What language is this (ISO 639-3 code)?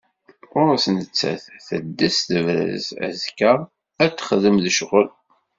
kab